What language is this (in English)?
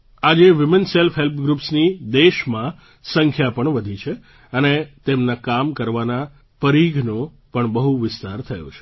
Gujarati